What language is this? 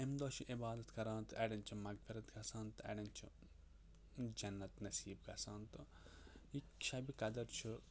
Kashmiri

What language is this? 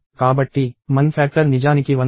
Telugu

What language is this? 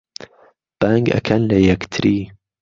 Central Kurdish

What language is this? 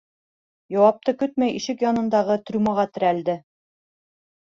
Bashkir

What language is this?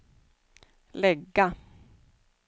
Swedish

